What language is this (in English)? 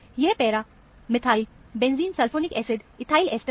Hindi